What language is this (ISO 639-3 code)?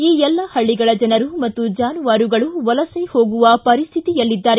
kan